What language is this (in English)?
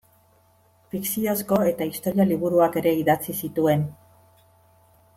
Basque